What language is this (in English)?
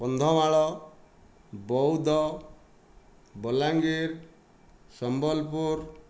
Odia